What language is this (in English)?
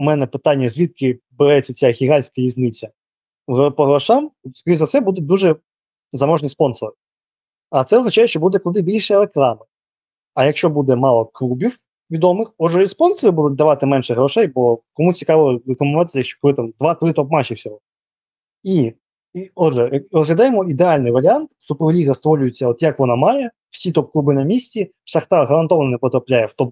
Ukrainian